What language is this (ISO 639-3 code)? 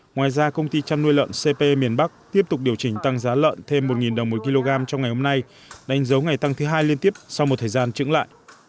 vie